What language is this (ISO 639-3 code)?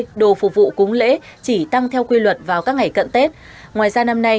vie